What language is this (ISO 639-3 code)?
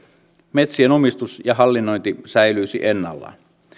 fin